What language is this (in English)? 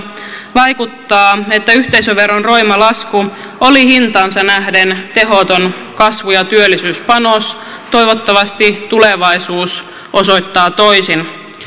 Finnish